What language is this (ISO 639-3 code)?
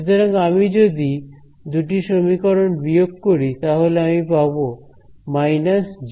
ben